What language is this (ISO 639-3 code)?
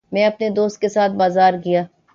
urd